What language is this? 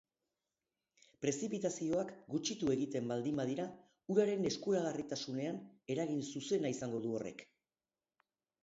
Basque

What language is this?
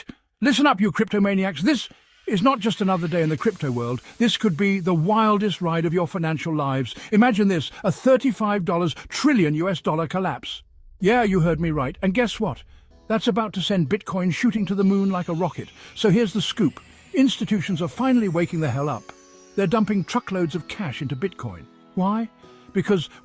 English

